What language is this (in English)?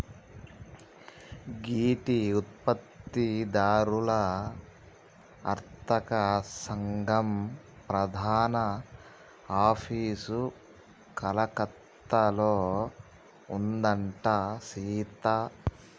Telugu